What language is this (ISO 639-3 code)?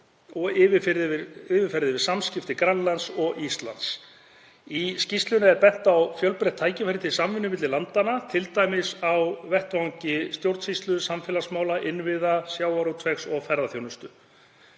isl